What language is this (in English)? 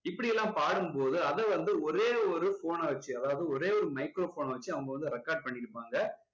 Tamil